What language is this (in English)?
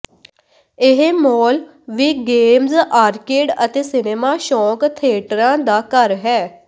Punjabi